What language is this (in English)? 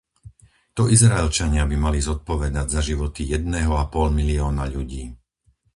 Slovak